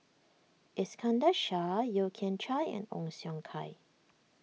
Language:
English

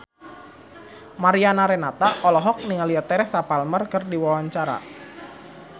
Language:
Sundanese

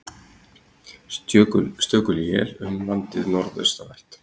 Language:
Icelandic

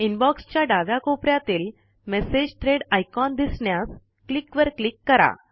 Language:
Marathi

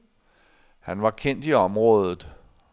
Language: Danish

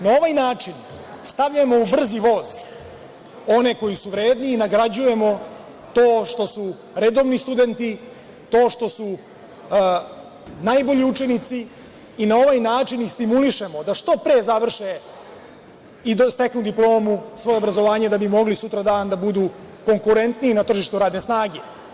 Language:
Serbian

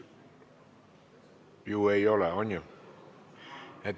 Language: Estonian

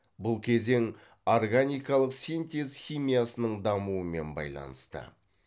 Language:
Kazakh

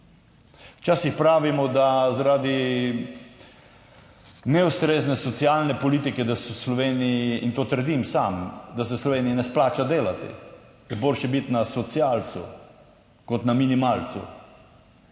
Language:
Slovenian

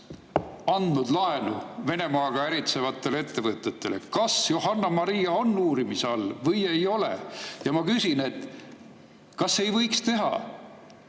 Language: Estonian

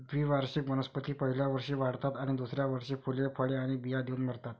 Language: Marathi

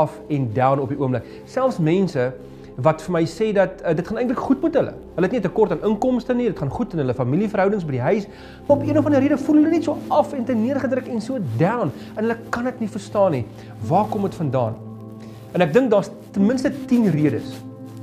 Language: Dutch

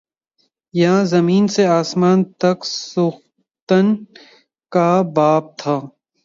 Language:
Urdu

